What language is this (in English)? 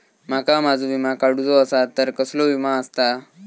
Marathi